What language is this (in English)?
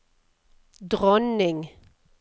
Norwegian